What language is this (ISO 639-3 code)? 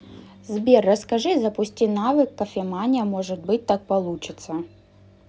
rus